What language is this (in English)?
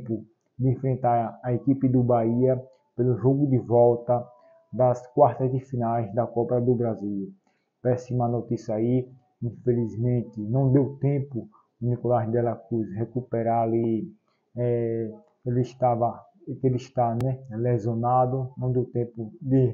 Portuguese